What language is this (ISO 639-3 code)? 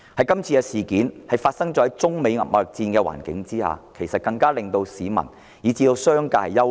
yue